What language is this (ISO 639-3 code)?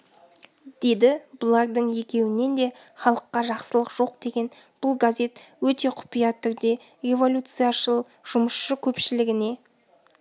kaz